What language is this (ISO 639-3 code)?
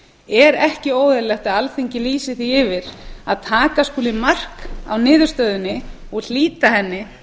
isl